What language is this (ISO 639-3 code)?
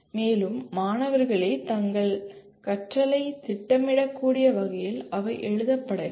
tam